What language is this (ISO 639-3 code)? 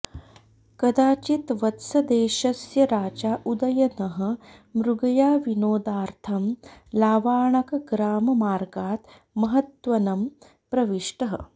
san